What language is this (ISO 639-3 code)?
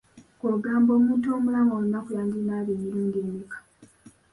lug